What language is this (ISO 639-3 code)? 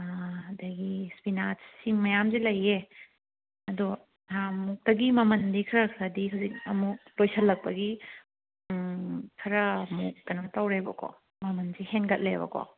mni